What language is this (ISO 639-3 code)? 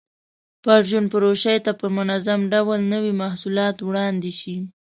pus